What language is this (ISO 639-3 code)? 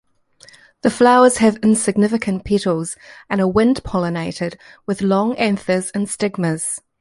eng